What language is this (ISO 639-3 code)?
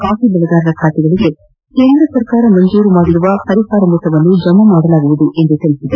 kan